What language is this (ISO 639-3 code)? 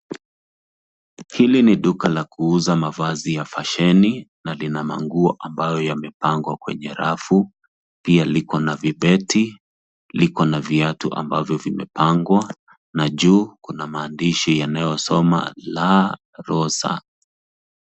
swa